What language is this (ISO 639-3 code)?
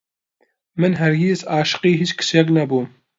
ckb